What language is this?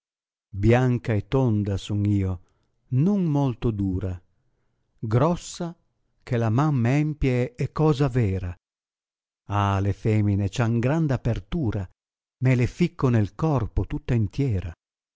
Italian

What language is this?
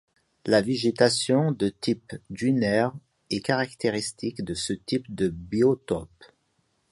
French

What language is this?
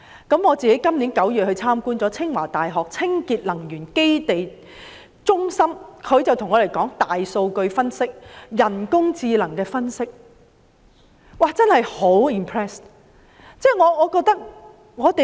Cantonese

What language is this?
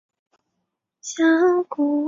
Chinese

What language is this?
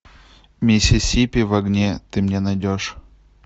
Russian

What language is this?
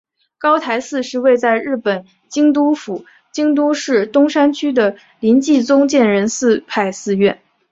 Chinese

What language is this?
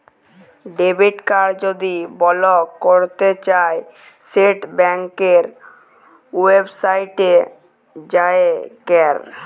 Bangla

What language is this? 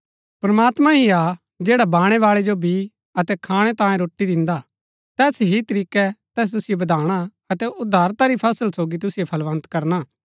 Gaddi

